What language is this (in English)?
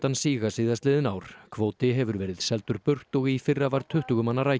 Icelandic